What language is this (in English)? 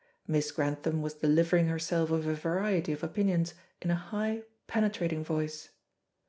English